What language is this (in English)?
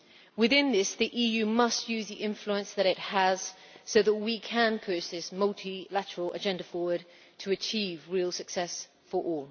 English